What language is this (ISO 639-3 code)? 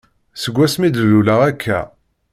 kab